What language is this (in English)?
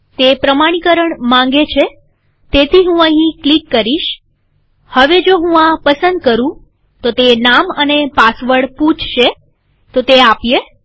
Gujarati